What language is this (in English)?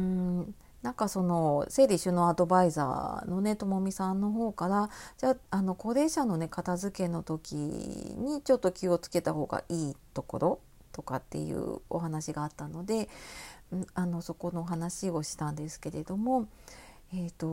Japanese